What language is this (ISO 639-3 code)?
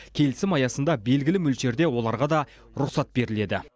kaz